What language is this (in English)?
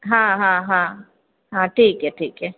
Maithili